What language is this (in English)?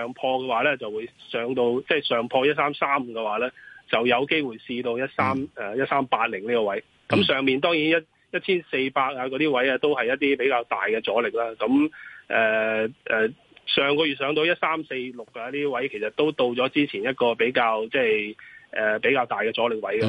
Chinese